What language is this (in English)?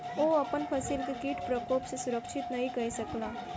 Maithili